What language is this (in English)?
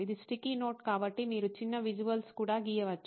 Telugu